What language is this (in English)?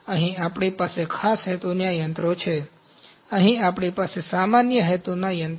Gujarati